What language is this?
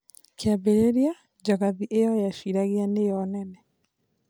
Kikuyu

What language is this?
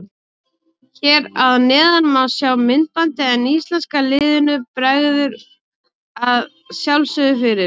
Icelandic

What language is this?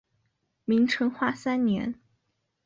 Chinese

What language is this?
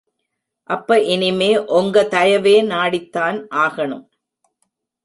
Tamil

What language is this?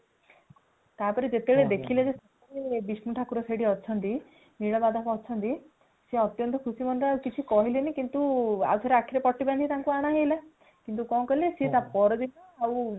Odia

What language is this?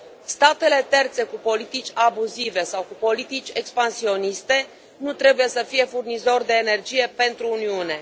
Romanian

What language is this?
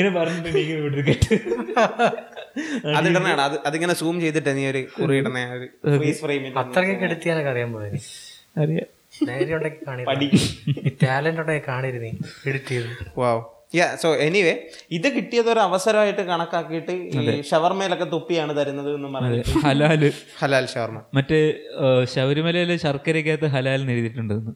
Malayalam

